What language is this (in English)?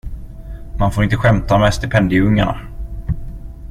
Swedish